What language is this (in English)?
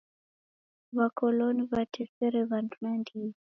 Taita